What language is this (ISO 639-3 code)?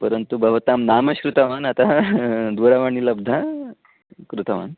san